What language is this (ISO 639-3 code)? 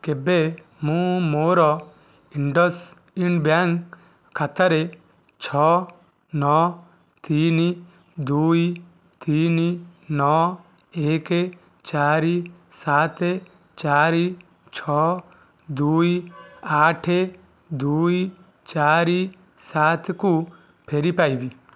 ori